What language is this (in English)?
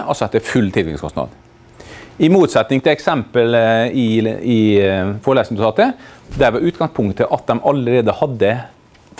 Norwegian